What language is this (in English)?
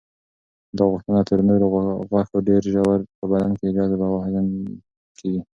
Pashto